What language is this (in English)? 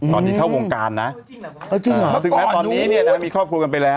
Thai